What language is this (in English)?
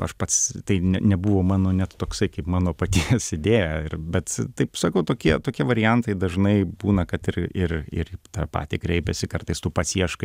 Lithuanian